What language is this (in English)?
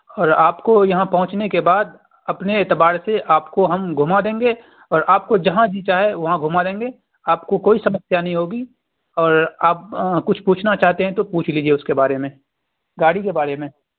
Urdu